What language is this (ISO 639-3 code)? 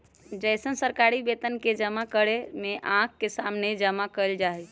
mag